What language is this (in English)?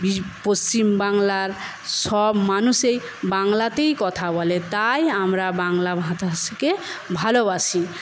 Bangla